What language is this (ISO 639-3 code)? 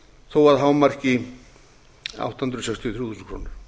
isl